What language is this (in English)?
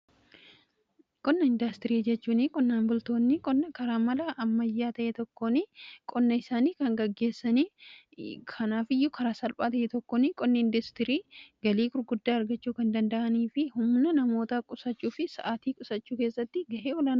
Oromo